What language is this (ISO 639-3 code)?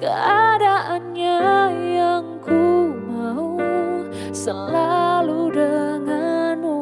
ind